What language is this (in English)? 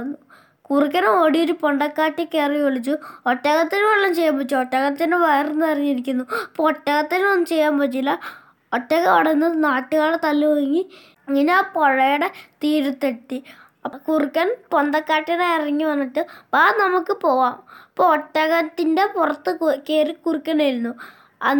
Malayalam